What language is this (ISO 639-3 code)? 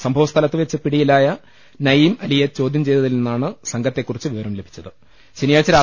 mal